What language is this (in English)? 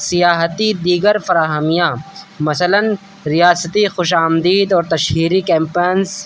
Urdu